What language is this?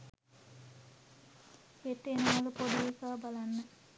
Sinhala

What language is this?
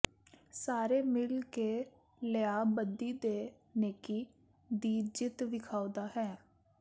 Punjabi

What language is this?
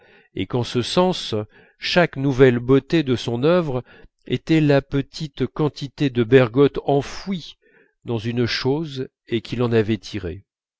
French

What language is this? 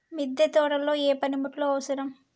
Telugu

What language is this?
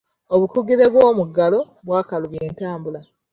Ganda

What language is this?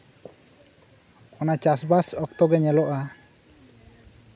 Santali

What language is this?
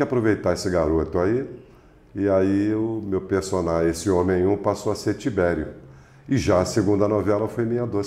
Portuguese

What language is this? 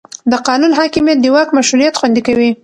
Pashto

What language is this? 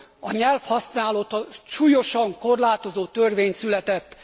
Hungarian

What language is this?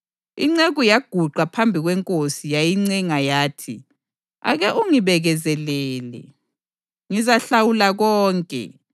North Ndebele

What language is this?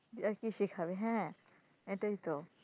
Bangla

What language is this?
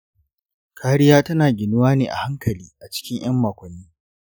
Hausa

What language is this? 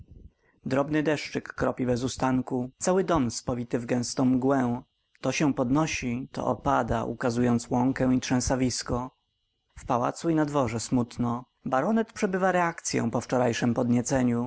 Polish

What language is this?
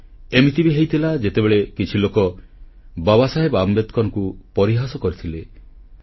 Odia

